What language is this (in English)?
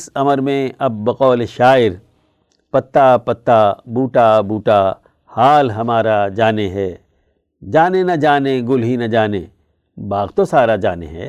Urdu